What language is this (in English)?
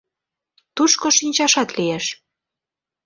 Mari